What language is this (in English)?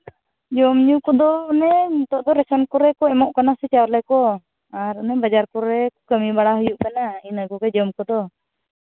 Santali